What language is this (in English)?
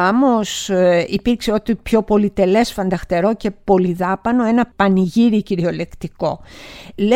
Greek